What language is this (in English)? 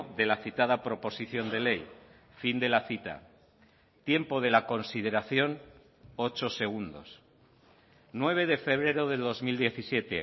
Spanish